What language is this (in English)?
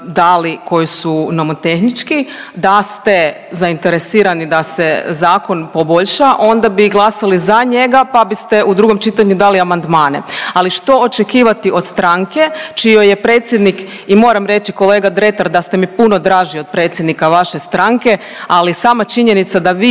Croatian